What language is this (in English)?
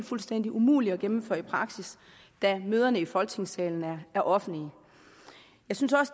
Danish